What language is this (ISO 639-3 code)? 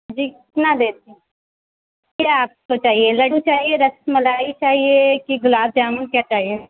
urd